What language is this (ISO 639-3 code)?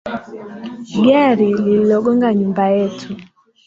swa